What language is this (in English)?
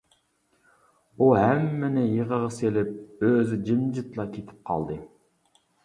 Uyghur